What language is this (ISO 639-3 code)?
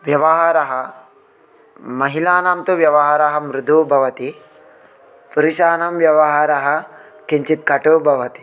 san